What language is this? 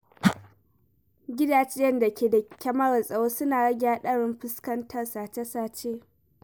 Hausa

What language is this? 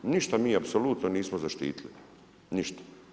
Croatian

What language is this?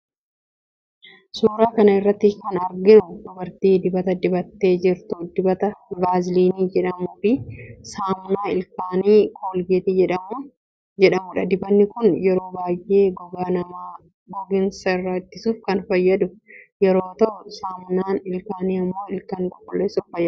Oromo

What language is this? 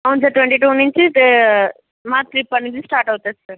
Telugu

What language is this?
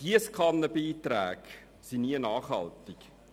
Swiss German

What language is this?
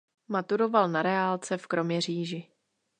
Czech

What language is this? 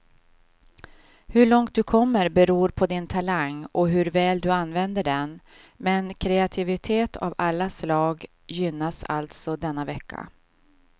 Swedish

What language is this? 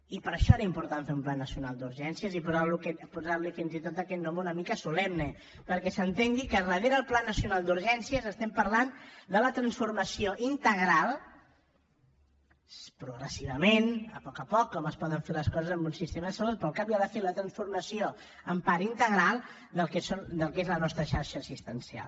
Catalan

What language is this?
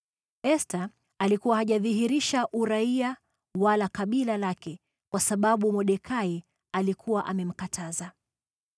Swahili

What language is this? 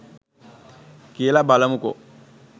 Sinhala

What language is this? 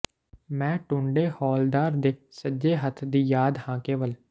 Punjabi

